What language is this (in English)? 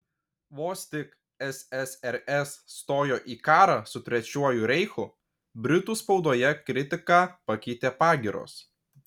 Lithuanian